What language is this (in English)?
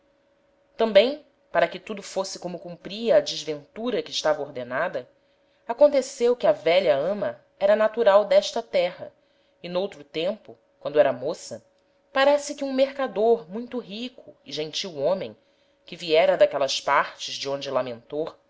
Portuguese